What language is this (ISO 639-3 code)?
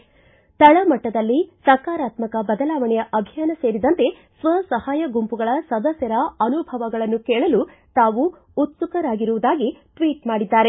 kan